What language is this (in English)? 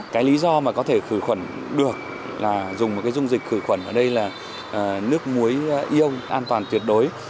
Vietnamese